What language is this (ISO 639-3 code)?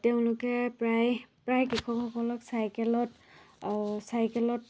asm